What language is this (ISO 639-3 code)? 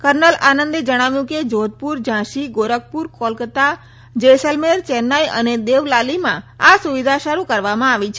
guj